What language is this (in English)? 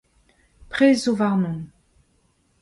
Breton